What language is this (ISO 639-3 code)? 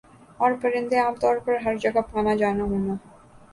urd